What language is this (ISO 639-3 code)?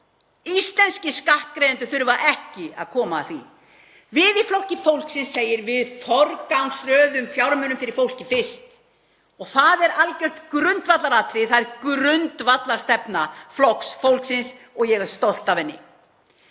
isl